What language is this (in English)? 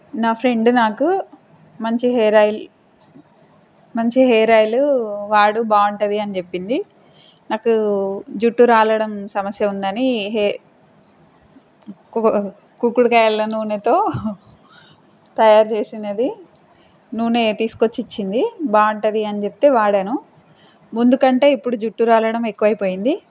Telugu